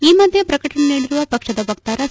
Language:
Kannada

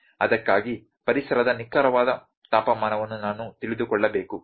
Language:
Kannada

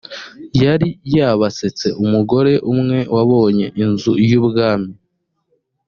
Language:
Kinyarwanda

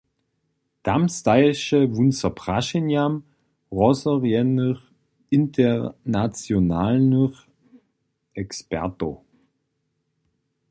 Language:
Upper Sorbian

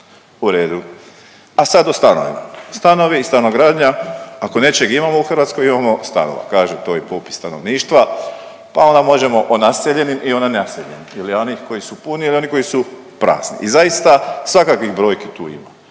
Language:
Croatian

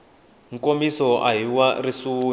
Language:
Tsonga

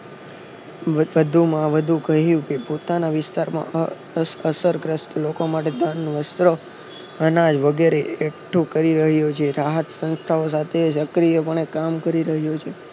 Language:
Gujarati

